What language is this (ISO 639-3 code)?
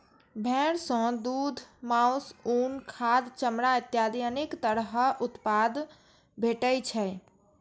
mai